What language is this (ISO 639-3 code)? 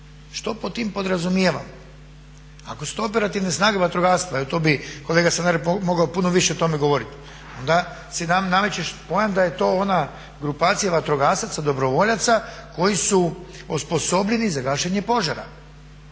hrv